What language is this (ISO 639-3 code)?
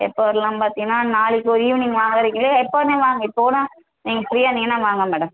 tam